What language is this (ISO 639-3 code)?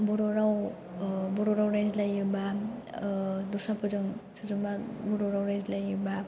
brx